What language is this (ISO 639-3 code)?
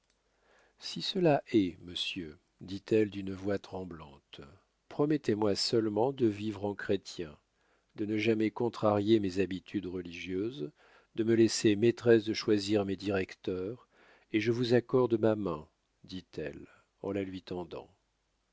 fra